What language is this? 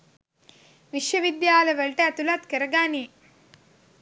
Sinhala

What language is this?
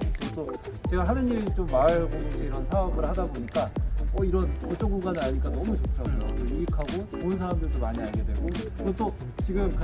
Korean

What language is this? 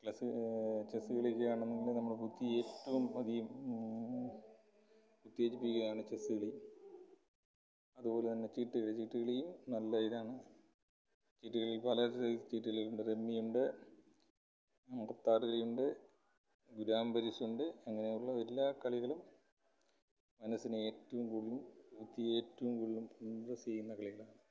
Malayalam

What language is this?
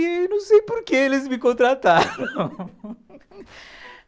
Portuguese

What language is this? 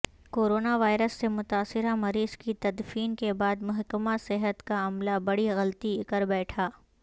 Urdu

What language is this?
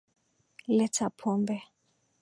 Swahili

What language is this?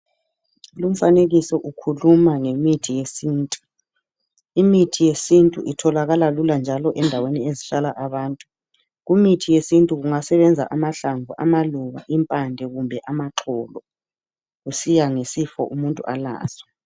North Ndebele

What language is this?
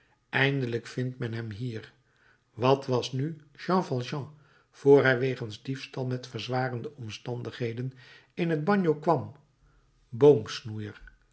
Dutch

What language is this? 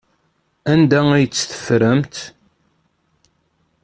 Kabyle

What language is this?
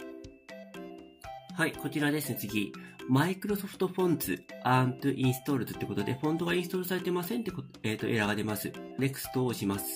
Japanese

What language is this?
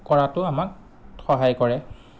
Assamese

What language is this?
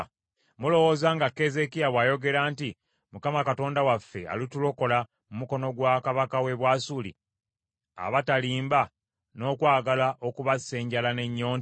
Ganda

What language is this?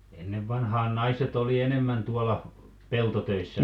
Finnish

